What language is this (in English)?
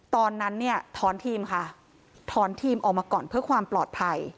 Thai